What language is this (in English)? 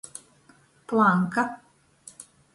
Latgalian